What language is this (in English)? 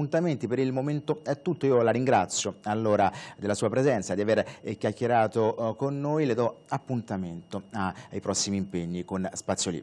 Italian